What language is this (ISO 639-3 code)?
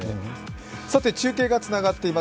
jpn